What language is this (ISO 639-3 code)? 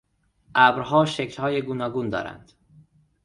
fas